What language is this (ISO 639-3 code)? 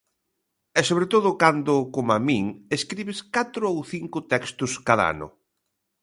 glg